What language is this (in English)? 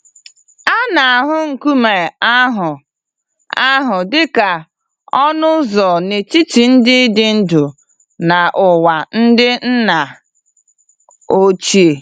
Igbo